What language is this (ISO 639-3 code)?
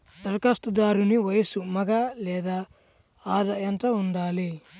tel